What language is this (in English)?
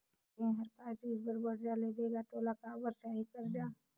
Chhattisgarhi